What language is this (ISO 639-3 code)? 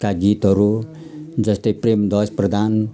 nep